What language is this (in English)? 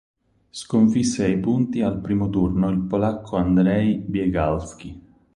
Italian